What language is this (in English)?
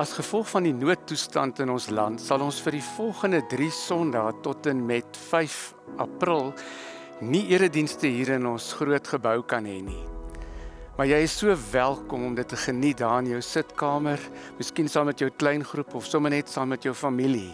Dutch